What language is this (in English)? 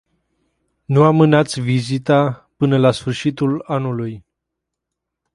Romanian